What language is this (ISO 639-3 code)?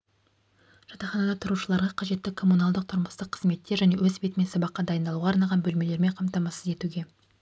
kaz